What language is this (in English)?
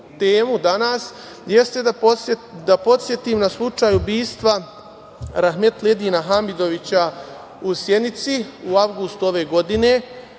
Serbian